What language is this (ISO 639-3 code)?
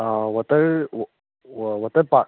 mni